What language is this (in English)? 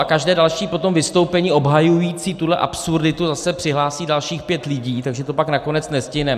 Czech